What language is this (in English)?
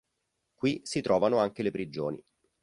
Italian